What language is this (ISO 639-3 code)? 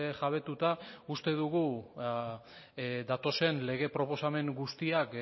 eus